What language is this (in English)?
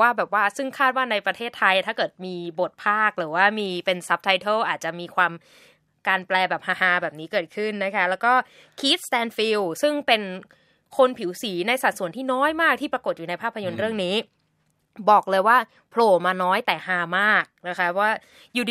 Thai